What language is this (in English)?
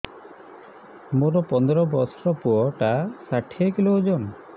Odia